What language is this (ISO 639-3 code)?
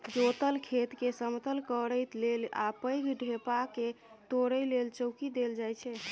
mai